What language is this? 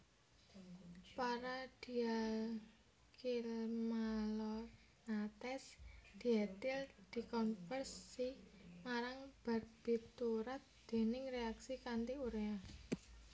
Javanese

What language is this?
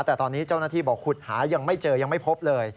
Thai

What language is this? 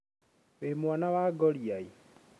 Kikuyu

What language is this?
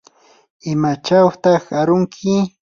Yanahuanca Pasco Quechua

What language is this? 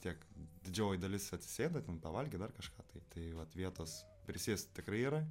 Lithuanian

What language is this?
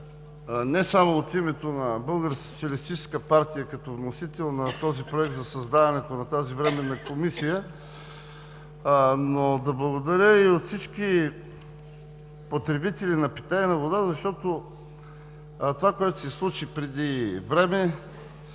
Bulgarian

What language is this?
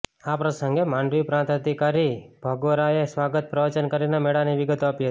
Gujarati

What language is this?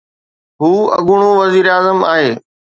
Sindhi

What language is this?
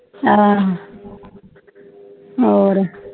Punjabi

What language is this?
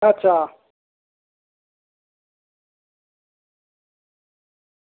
Dogri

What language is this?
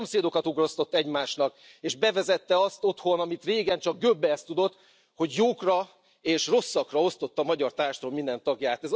Hungarian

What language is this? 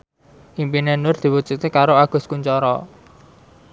Javanese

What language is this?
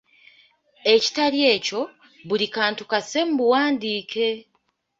Ganda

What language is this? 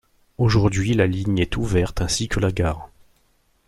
French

